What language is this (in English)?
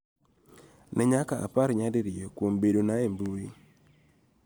Luo (Kenya and Tanzania)